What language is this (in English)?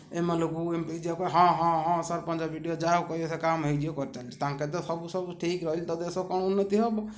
Odia